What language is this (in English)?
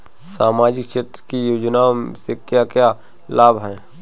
Bhojpuri